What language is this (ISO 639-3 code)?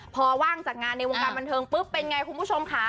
tha